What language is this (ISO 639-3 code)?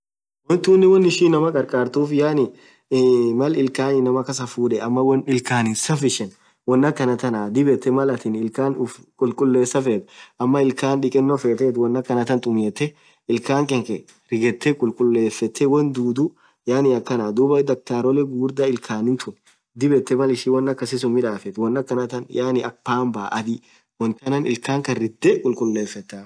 orc